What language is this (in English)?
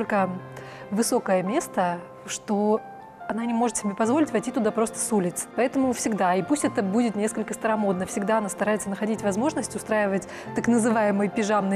Russian